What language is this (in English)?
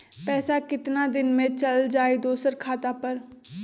Magahi